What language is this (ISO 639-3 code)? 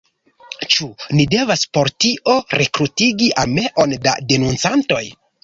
epo